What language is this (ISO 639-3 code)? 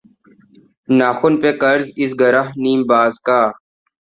urd